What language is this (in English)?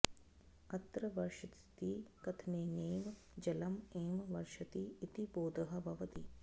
Sanskrit